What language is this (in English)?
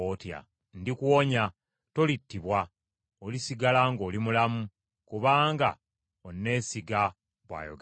Ganda